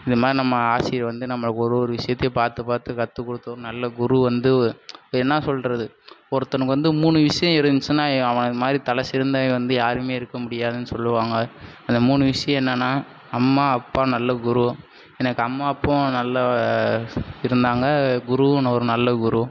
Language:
Tamil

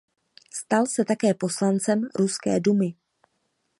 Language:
Czech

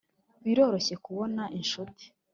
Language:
Kinyarwanda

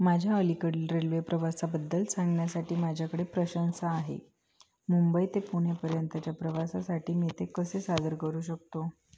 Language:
Marathi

